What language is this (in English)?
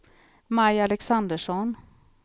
Swedish